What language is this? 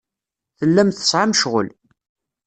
Kabyle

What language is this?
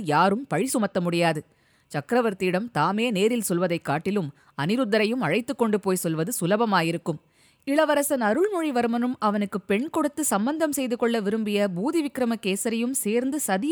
Tamil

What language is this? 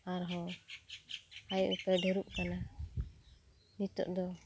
Santali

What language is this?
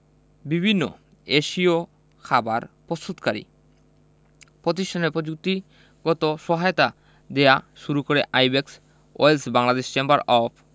Bangla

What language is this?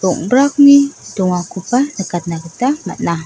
Garo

